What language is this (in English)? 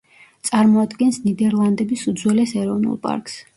Georgian